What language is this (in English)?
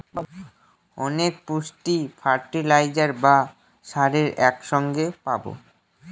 Bangla